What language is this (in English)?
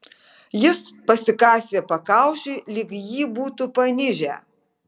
Lithuanian